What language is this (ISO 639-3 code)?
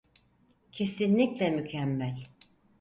tur